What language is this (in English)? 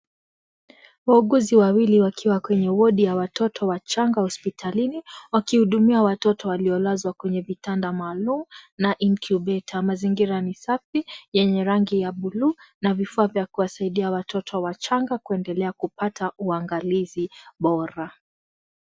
Swahili